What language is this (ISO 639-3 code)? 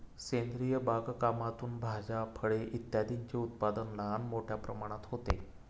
mar